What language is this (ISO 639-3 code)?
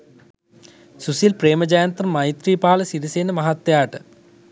sin